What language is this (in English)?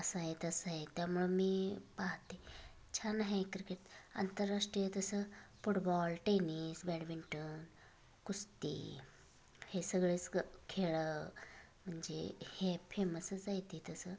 Marathi